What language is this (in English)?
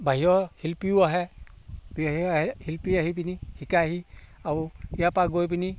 Assamese